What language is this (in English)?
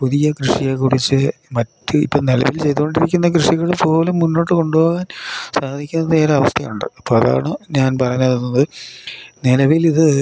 Malayalam